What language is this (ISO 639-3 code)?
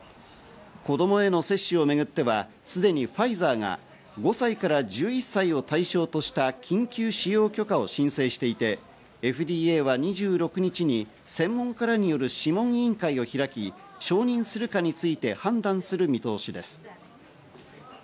jpn